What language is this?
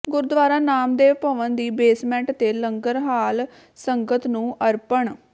Punjabi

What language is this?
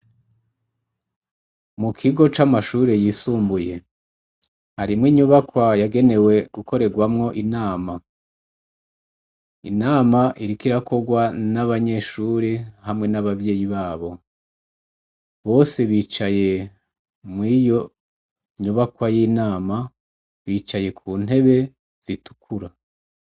Rundi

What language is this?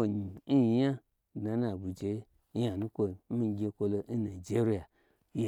Gbagyi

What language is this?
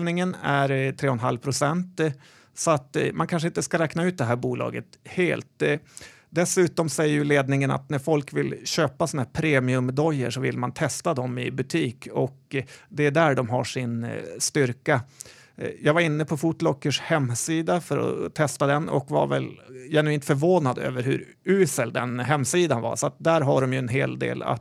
Swedish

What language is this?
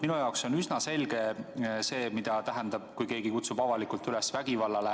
Estonian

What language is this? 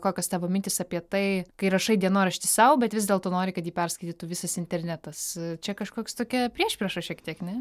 Lithuanian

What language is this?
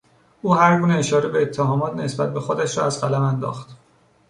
Persian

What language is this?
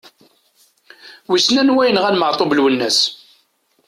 Kabyle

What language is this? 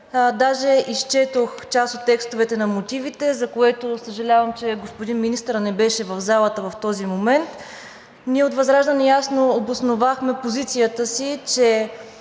Bulgarian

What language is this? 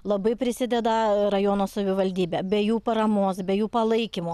Lithuanian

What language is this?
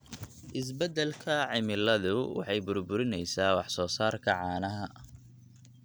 Somali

